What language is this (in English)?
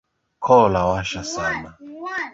Swahili